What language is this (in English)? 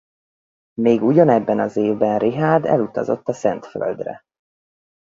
Hungarian